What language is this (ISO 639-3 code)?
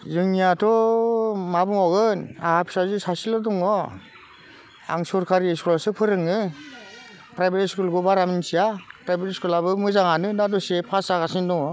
brx